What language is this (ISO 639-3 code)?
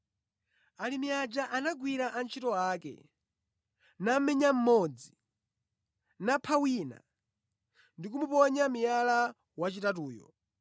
nya